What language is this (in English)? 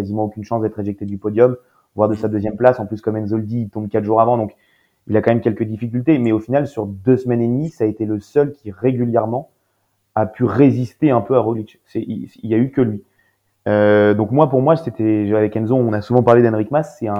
French